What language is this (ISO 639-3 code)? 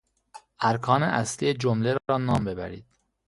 fas